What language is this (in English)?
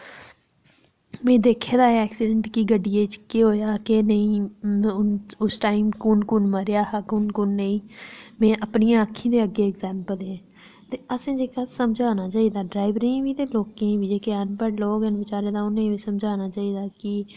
Dogri